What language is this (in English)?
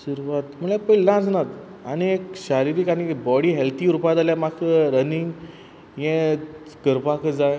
Konkani